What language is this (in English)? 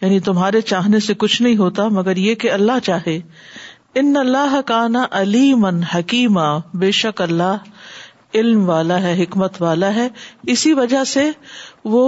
Urdu